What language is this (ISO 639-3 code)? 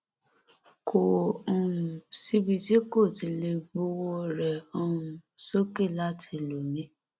yor